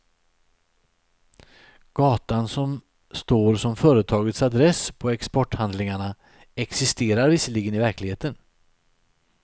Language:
Swedish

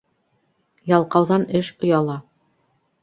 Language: Bashkir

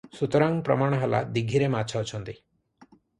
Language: Odia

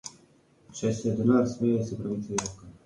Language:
Slovenian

